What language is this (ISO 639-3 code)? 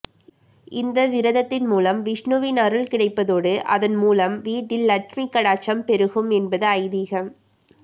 tam